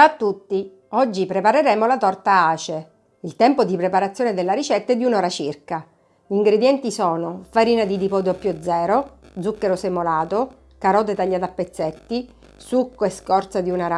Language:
Italian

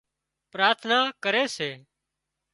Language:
Wadiyara Koli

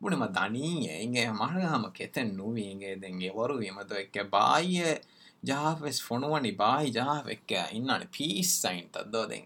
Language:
Urdu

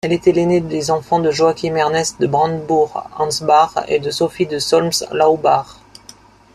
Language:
French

